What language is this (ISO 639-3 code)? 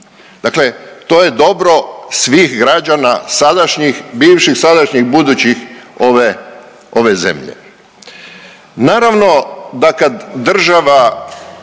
hrv